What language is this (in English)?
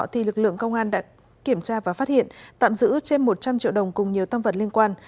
Vietnamese